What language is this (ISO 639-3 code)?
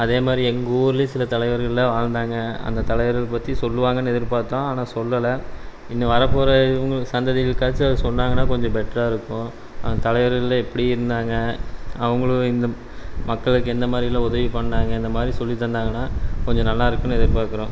tam